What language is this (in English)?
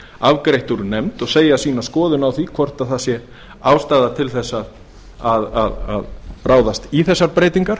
Icelandic